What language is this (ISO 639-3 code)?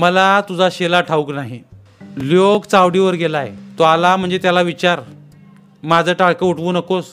mar